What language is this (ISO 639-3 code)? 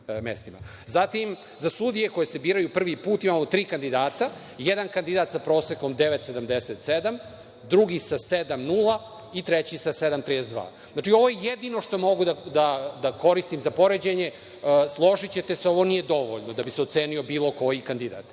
srp